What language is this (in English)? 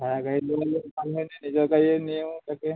Assamese